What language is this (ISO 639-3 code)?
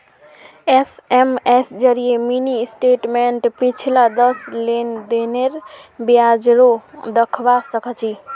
mag